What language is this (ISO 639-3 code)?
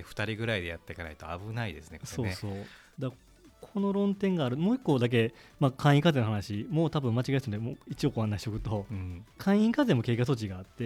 jpn